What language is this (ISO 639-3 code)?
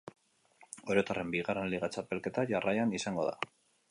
eus